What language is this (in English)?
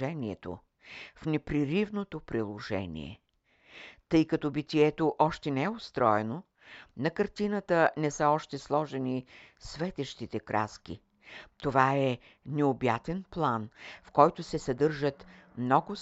Bulgarian